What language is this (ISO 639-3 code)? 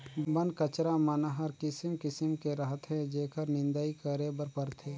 hne